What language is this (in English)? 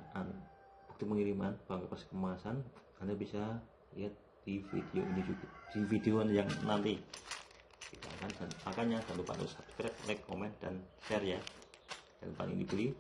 Indonesian